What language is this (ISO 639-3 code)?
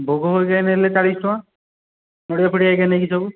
ori